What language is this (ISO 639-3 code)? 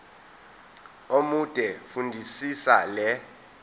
zul